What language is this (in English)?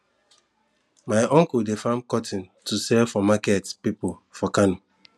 Nigerian Pidgin